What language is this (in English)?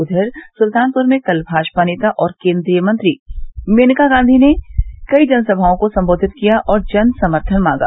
Hindi